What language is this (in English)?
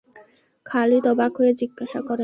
Bangla